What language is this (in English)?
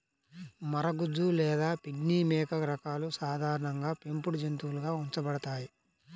Telugu